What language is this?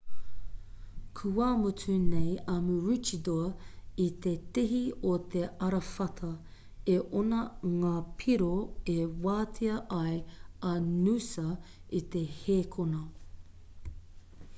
Māori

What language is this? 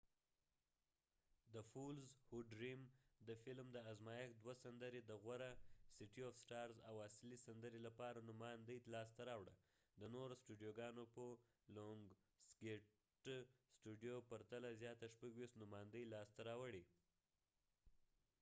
Pashto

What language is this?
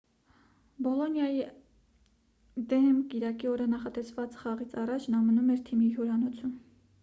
Armenian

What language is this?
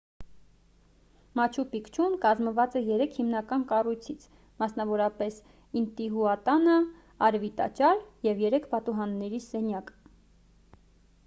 Armenian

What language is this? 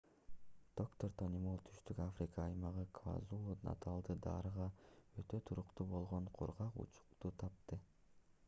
Kyrgyz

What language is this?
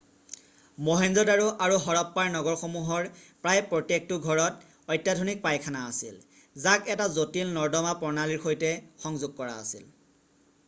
Assamese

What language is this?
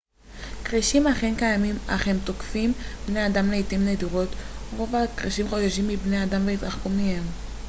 Hebrew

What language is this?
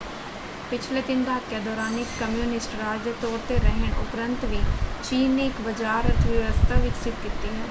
Punjabi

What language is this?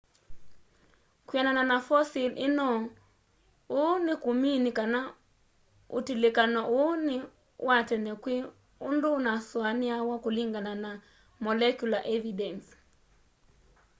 Kamba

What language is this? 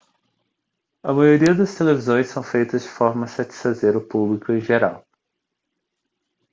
Portuguese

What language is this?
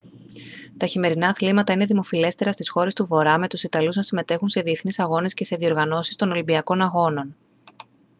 Greek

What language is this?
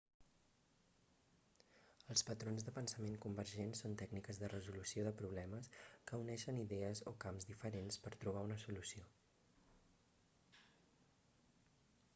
Catalan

